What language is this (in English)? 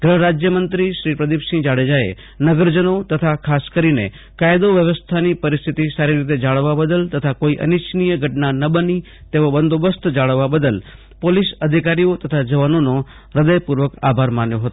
Gujarati